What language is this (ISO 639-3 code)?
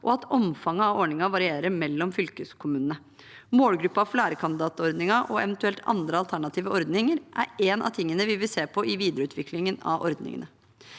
nor